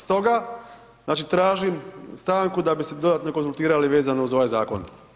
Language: Croatian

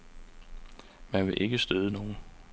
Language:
Danish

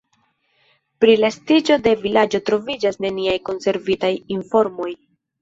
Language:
Esperanto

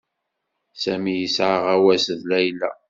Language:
Kabyle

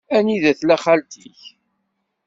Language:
Kabyle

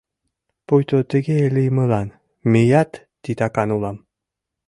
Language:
Mari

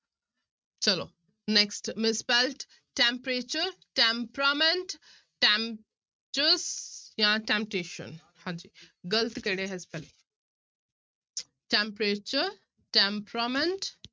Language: Punjabi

